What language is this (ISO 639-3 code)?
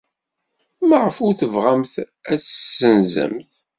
kab